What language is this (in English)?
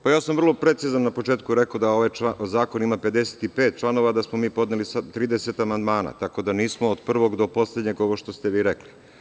Serbian